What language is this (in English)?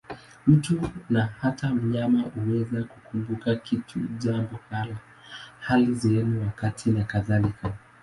Swahili